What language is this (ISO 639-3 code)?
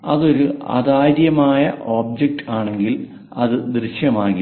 mal